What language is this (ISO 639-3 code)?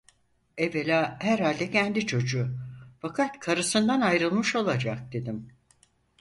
tur